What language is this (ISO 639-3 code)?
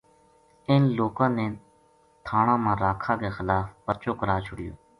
gju